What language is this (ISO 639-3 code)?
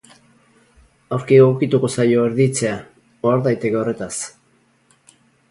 eus